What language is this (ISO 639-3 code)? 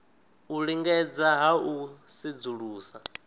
ven